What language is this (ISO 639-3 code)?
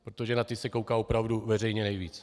ces